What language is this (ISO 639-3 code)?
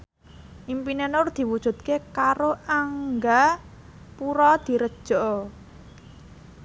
jav